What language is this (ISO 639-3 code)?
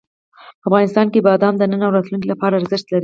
pus